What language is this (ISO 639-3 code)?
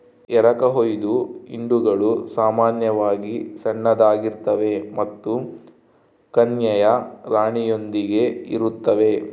kan